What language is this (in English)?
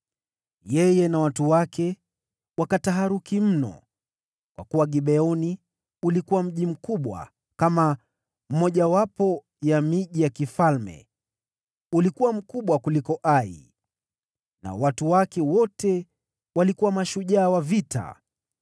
Swahili